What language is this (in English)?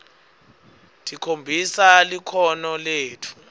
Swati